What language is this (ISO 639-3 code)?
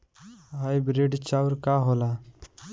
bho